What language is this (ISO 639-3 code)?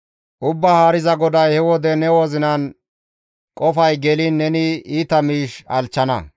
gmv